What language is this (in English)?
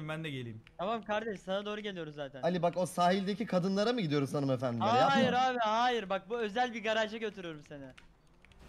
Turkish